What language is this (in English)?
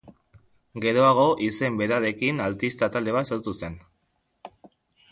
Basque